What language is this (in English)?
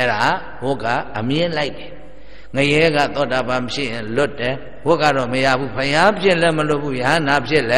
Arabic